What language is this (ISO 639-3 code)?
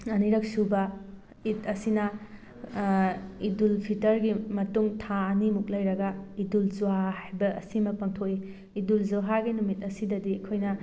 mni